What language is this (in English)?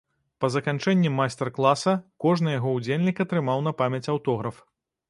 Belarusian